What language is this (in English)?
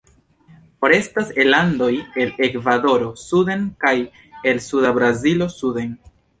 Esperanto